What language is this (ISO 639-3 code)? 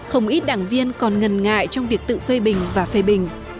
vie